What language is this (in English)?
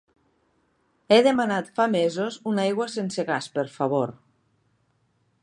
Catalan